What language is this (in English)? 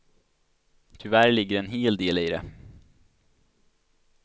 Swedish